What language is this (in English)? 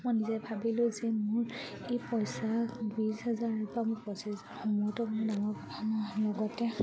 Assamese